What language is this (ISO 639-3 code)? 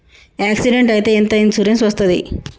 tel